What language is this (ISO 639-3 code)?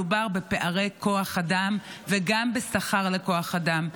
heb